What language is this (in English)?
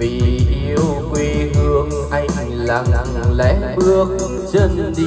Vietnamese